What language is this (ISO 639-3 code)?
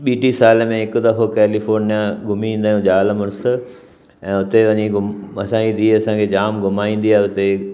snd